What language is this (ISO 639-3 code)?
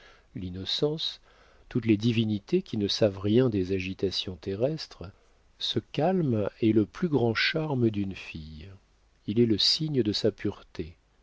fra